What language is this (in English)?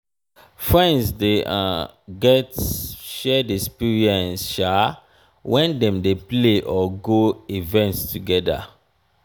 Nigerian Pidgin